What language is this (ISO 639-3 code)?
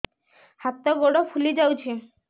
ori